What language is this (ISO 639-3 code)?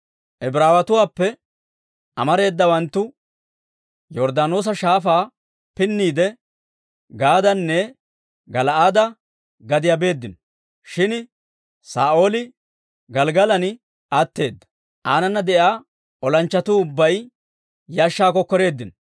dwr